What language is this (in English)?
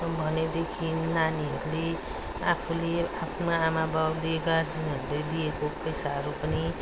Nepali